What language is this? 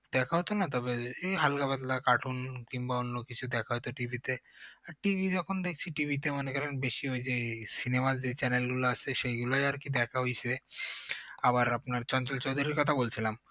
Bangla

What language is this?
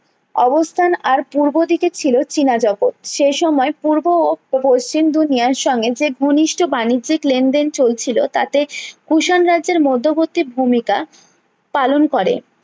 Bangla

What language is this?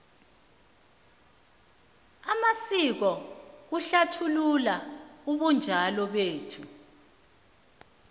South Ndebele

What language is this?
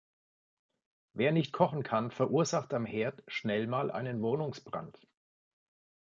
German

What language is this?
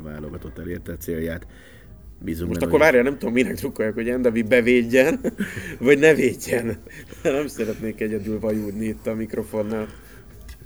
Hungarian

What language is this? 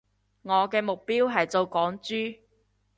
Cantonese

